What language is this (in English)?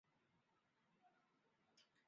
Chinese